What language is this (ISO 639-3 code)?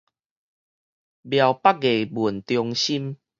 nan